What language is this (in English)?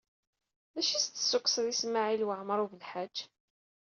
Kabyle